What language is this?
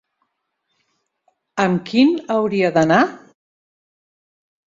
Catalan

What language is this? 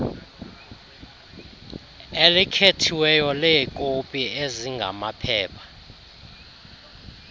Xhosa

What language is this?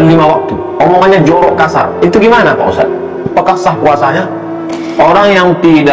Indonesian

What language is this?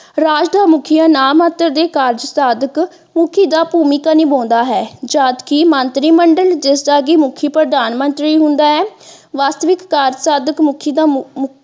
Punjabi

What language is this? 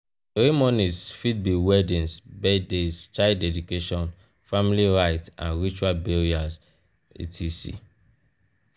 Nigerian Pidgin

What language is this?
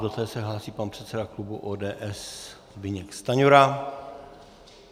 Czech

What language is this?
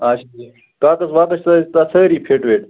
Kashmiri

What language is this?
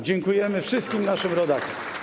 Polish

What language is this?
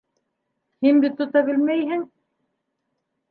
Bashkir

